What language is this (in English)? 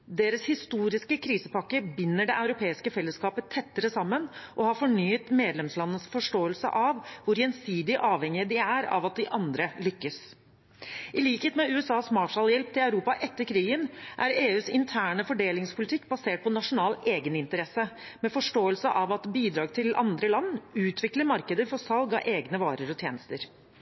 Norwegian Bokmål